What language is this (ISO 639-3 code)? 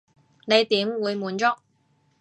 yue